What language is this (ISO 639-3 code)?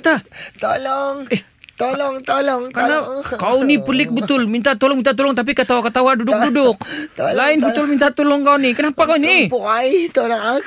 msa